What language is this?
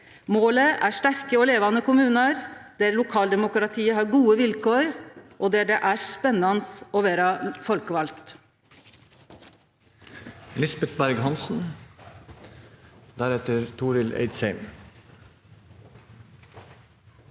Norwegian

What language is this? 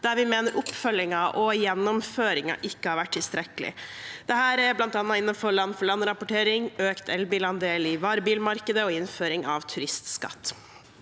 Norwegian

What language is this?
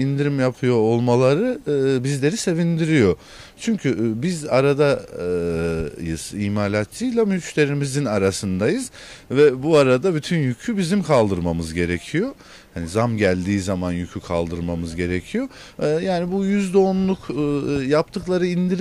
Turkish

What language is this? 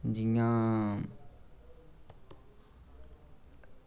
Dogri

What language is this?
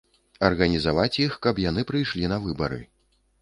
Belarusian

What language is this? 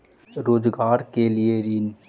Magahi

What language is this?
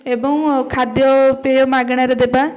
Odia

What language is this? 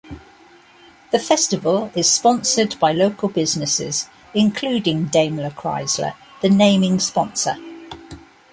English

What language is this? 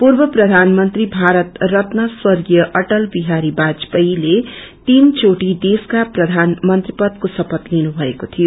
Nepali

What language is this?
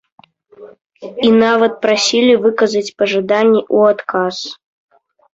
Belarusian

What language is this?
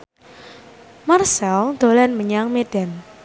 Javanese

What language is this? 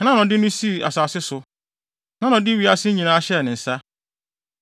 Akan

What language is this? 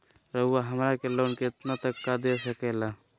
Magahi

